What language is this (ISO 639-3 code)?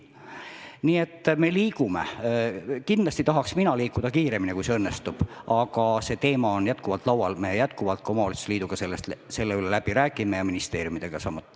est